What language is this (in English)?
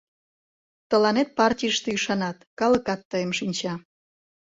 Mari